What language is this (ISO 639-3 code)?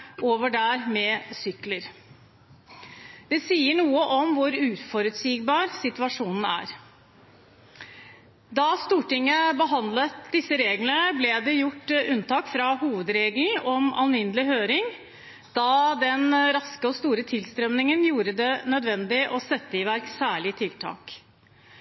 nob